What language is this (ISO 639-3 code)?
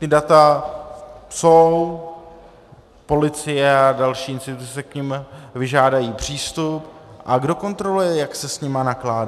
ces